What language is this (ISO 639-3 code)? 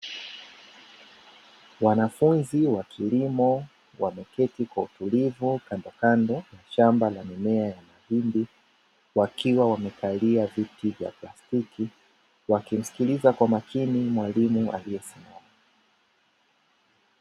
swa